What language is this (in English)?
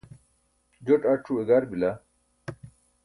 Burushaski